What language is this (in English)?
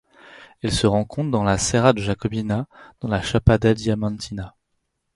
French